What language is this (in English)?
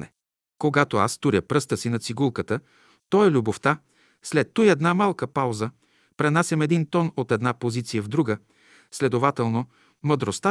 Bulgarian